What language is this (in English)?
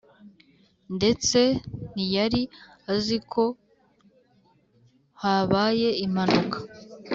Kinyarwanda